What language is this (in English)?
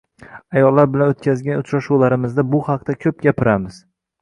Uzbek